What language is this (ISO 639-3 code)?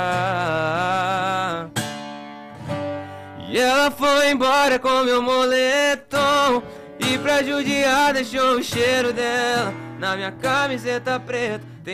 por